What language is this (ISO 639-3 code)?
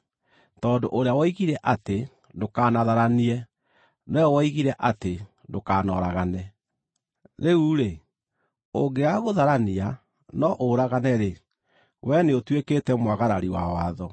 kik